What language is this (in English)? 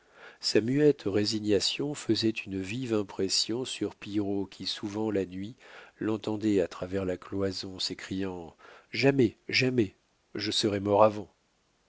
French